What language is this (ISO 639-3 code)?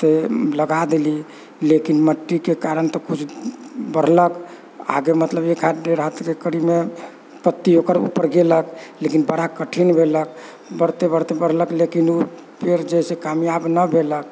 mai